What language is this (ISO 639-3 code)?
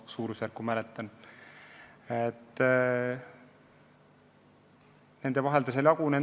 est